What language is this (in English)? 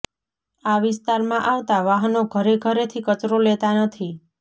Gujarati